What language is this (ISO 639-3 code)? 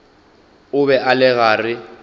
nso